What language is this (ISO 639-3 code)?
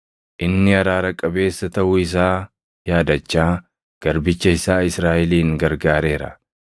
orm